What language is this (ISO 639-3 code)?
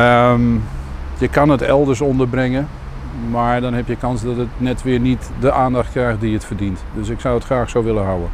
nld